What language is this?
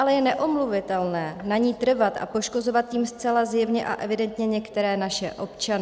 Czech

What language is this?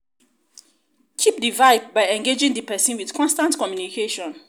Nigerian Pidgin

